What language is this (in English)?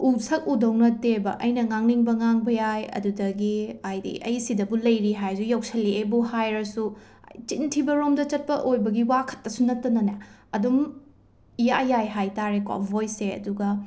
Manipuri